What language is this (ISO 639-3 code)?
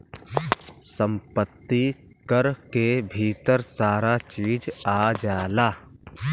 bho